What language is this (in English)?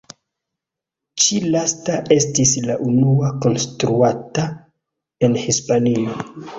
Esperanto